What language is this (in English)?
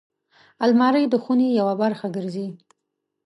Pashto